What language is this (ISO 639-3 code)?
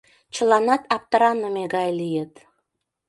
chm